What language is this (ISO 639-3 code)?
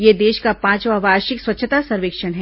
hin